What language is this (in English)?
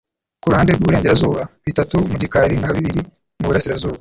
Kinyarwanda